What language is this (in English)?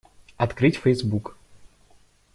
Russian